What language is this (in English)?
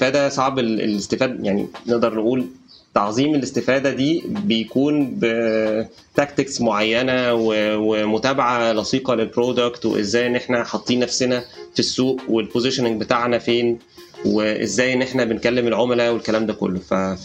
Arabic